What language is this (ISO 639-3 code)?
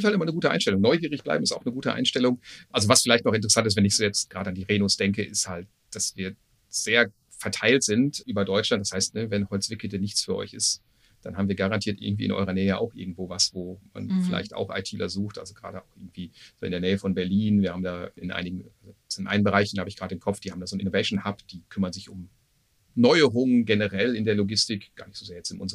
deu